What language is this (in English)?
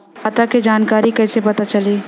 Bhojpuri